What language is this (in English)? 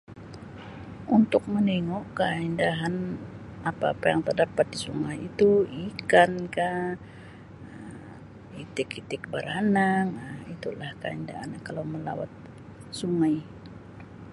Sabah Malay